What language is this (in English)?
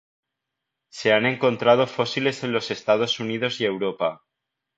Spanish